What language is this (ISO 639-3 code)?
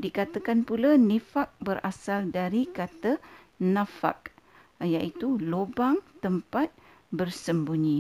msa